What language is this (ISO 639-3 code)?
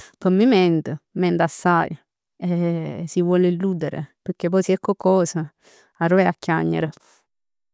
nap